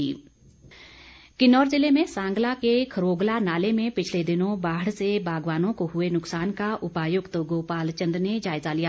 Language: Hindi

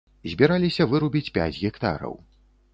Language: Belarusian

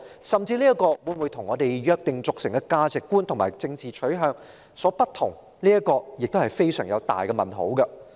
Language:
Cantonese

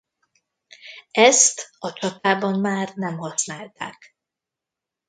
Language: Hungarian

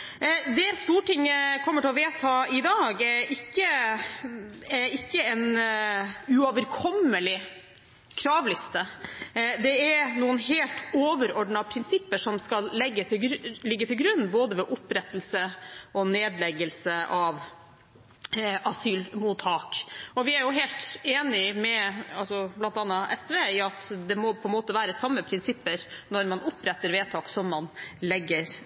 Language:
Norwegian Bokmål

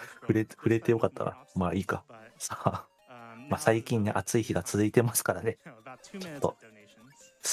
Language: Japanese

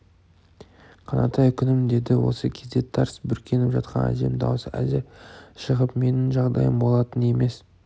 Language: Kazakh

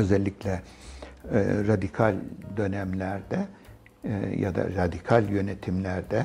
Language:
Turkish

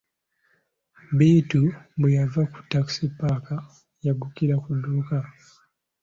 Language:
Ganda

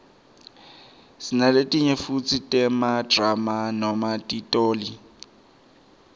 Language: Swati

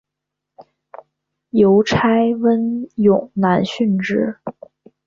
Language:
Chinese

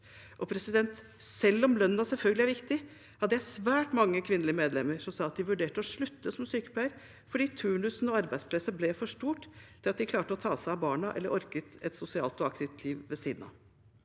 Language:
Norwegian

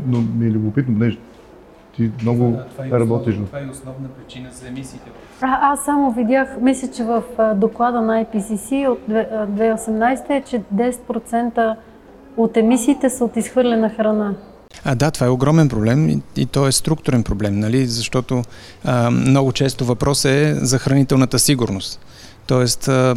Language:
Bulgarian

